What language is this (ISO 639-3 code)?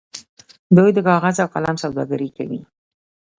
pus